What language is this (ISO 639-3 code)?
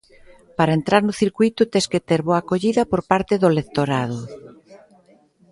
glg